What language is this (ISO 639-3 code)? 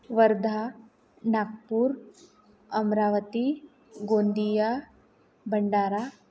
mar